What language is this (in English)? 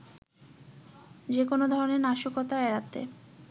Bangla